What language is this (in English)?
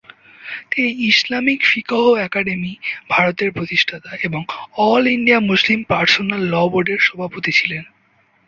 Bangla